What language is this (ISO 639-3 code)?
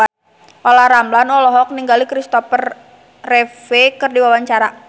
sun